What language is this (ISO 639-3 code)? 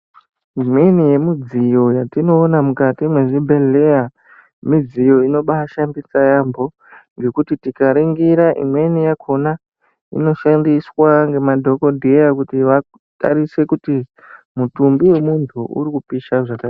ndc